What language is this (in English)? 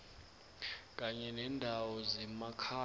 South Ndebele